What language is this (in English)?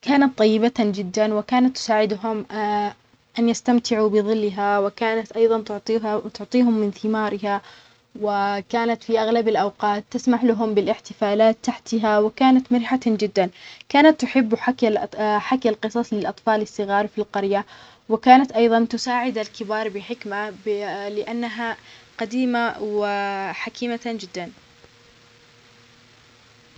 Omani Arabic